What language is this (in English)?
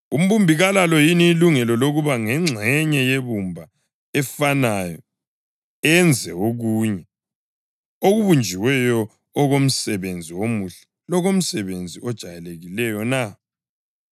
North Ndebele